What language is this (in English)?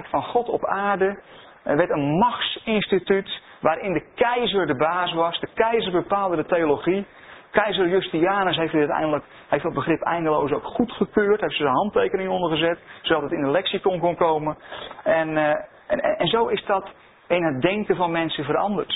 Dutch